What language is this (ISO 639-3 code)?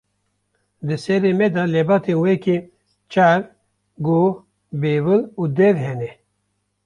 kur